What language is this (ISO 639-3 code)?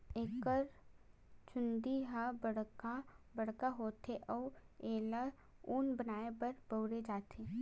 hne